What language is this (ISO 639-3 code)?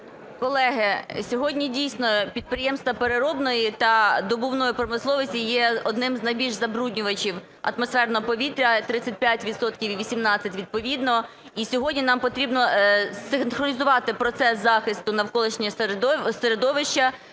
ukr